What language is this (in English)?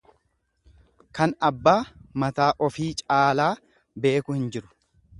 Oromo